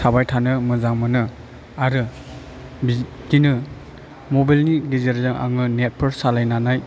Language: Bodo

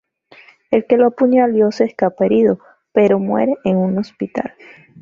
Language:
Spanish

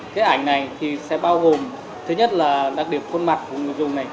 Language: Vietnamese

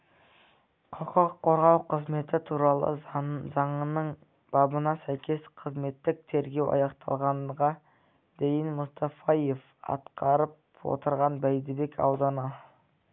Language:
Kazakh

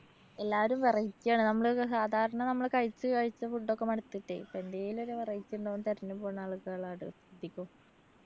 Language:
Malayalam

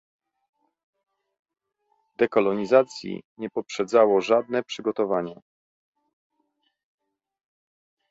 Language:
Polish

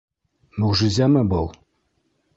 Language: Bashkir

